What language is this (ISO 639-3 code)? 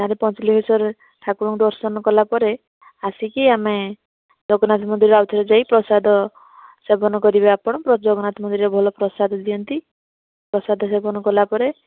ori